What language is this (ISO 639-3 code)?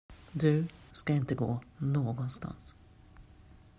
swe